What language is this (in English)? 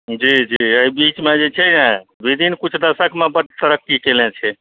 Maithili